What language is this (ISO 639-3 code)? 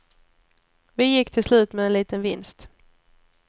swe